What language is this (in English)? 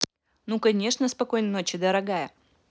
Russian